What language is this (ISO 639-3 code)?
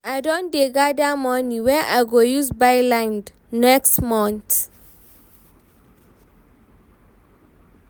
pcm